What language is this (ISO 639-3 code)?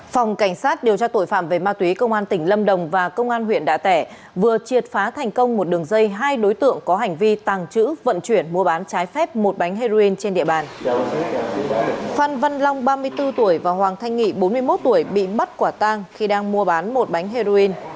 vie